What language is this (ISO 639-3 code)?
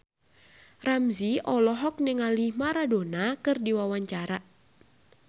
sun